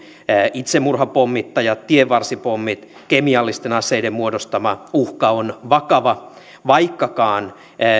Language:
Finnish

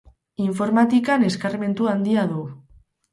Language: Basque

